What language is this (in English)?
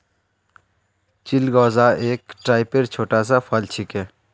Magahi